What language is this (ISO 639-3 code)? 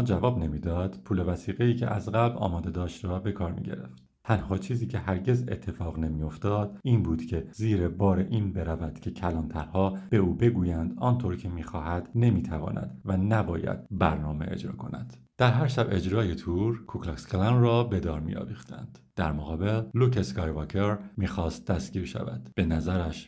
fas